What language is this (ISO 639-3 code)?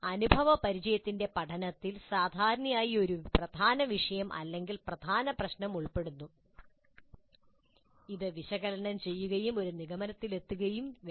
mal